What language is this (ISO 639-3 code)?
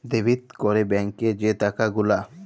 ben